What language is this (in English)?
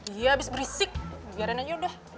Indonesian